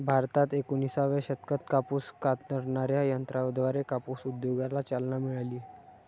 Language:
Marathi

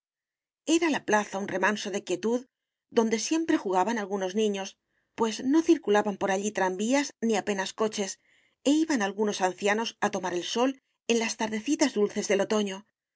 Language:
Spanish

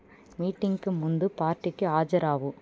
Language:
Telugu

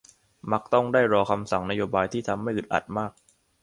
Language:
Thai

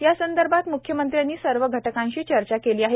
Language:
Marathi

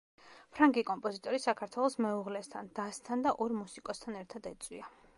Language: Georgian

